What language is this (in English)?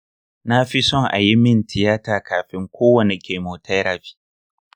Hausa